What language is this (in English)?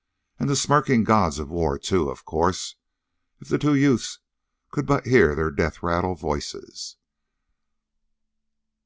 English